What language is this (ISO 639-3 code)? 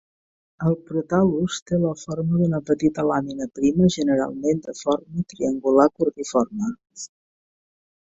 cat